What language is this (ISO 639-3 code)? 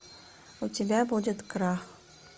rus